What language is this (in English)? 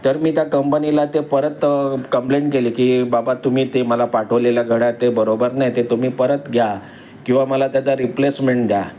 Marathi